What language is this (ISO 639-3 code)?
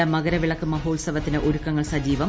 mal